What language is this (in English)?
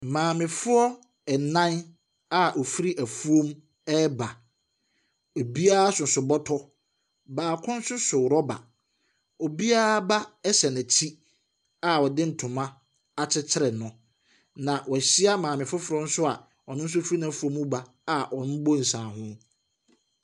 Akan